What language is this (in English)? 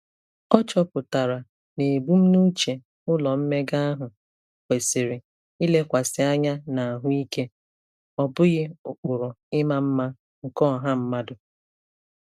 Igbo